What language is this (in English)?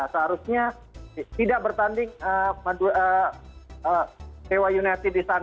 Indonesian